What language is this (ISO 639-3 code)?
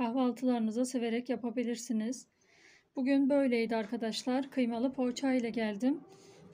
tur